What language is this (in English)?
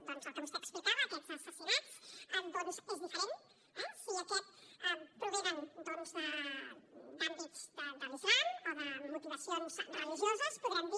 Catalan